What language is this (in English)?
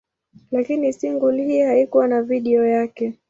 Swahili